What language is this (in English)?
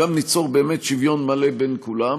Hebrew